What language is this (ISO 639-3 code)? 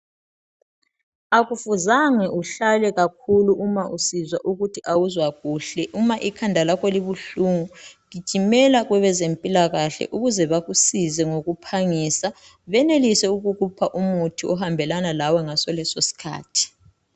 nde